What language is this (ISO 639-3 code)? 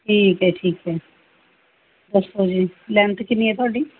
pan